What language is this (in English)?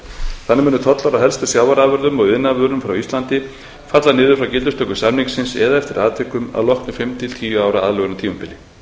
Icelandic